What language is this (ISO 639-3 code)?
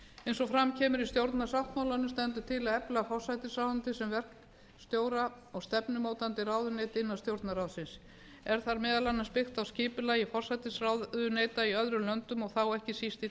isl